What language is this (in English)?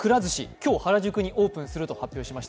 Japanese